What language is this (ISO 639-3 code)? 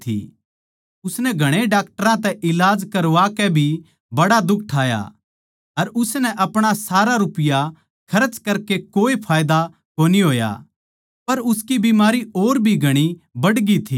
bgc